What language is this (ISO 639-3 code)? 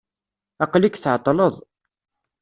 kab